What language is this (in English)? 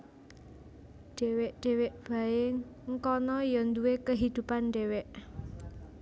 Javanese